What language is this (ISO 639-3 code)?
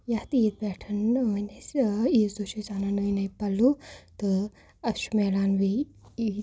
kas